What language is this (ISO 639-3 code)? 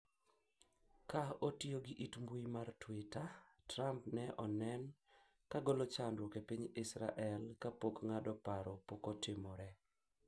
luo